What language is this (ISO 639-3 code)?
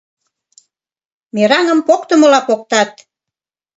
chm